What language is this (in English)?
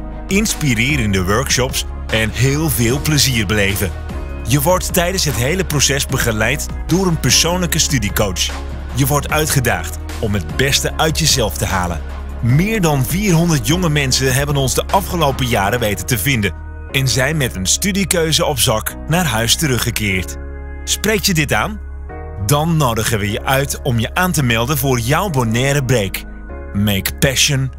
Dutch